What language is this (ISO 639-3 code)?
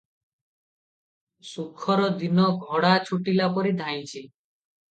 ori